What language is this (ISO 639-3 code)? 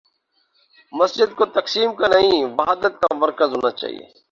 urd